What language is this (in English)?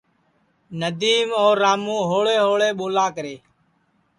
Sansi